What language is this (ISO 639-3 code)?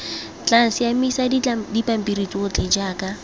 tsn